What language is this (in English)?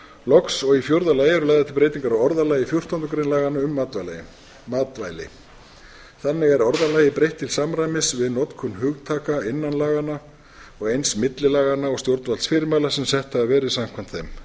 Icelandic